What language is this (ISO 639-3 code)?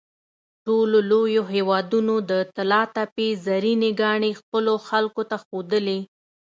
pus